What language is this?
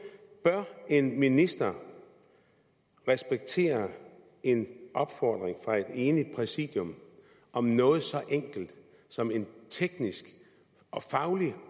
Danish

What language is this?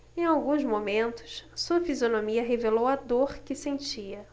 Portuguese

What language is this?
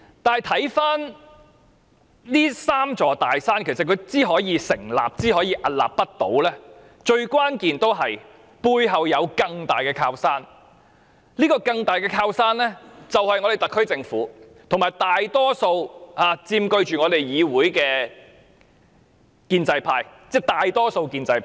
Cantonese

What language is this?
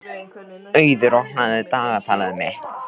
Icelandic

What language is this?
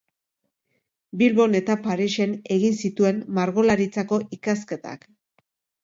Basque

